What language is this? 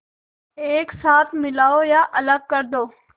Hindi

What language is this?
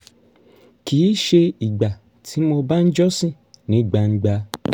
Yoruba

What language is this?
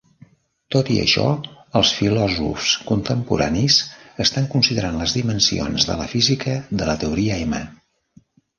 Catalan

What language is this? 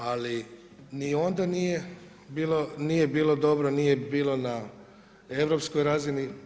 Croatian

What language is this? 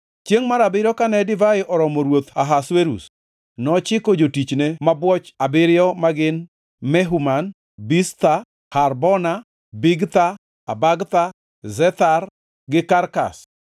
Luo (Kenya and Tanzania)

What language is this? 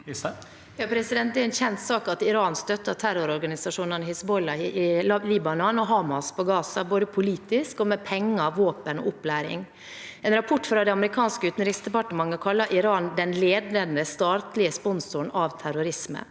Norwegian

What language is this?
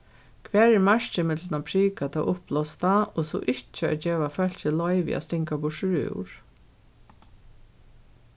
Faroese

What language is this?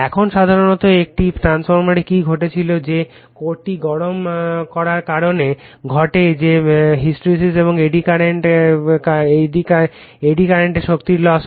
Bangla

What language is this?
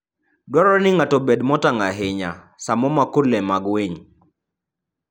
Luo (Kenya and Tanzania)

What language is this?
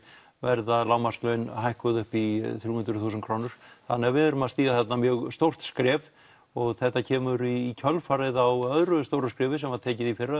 Icelandic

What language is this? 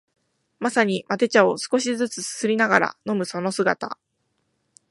Japanese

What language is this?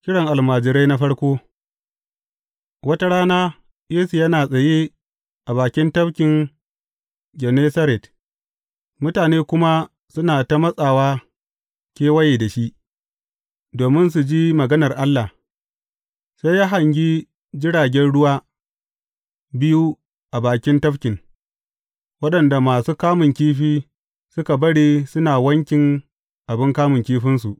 Hausa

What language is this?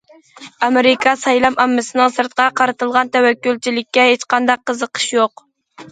Uyghur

